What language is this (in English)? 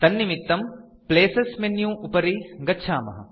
Sanskrit